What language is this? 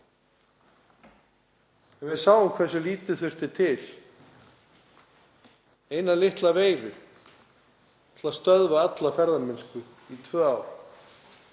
Icelandic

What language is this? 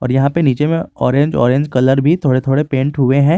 Hindi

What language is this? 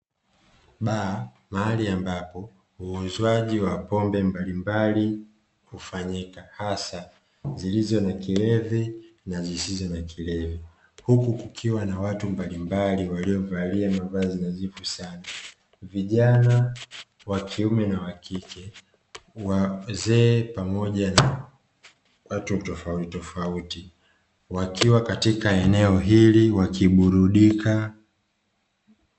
Swahili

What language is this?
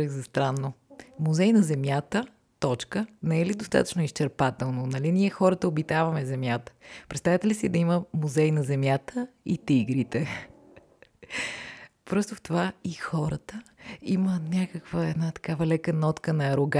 Bulgarian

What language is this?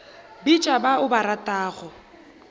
Northern Sotho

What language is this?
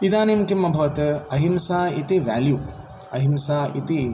Sanskrit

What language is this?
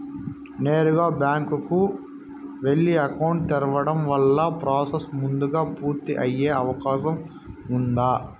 Telugu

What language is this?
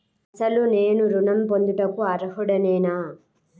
Telugu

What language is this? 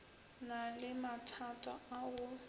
Northern Sotho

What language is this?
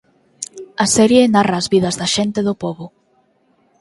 Galician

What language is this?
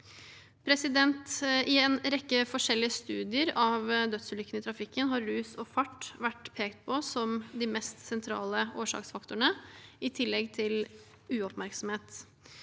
Norwegian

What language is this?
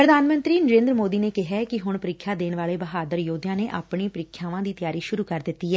Punjabi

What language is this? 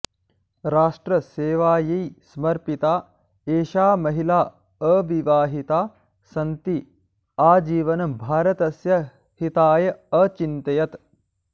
Sanskrit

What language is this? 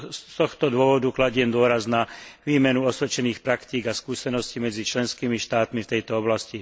Slovak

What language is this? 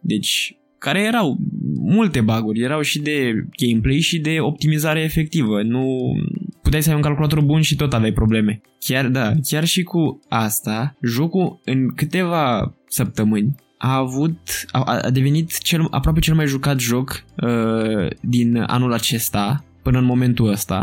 Romanian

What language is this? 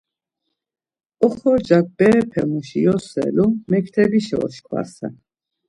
Laz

